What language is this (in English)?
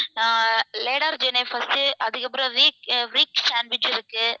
Tamil